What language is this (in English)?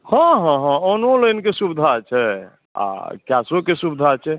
Maithili